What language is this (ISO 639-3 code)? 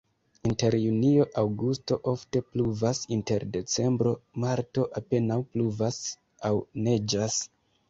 epo